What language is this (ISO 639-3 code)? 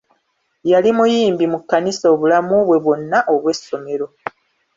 lug